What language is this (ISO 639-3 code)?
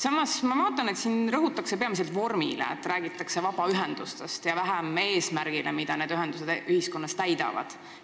est